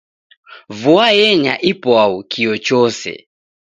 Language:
Taita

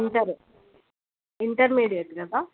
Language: Telugu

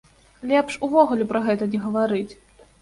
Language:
Belarusian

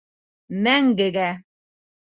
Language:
Bashkir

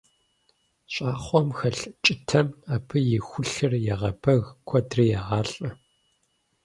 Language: Kabardian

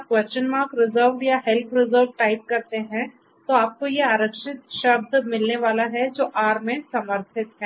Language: Hindi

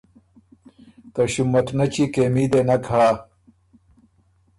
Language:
Ormuri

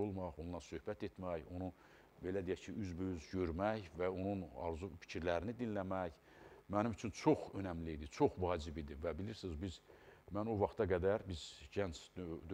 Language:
Turkish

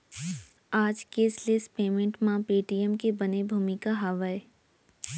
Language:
Chhattisgarhi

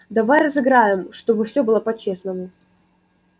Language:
Russian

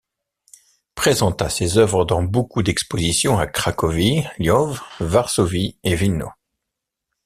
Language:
French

